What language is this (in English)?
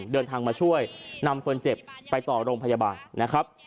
Thai